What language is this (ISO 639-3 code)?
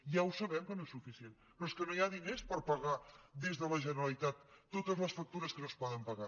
cat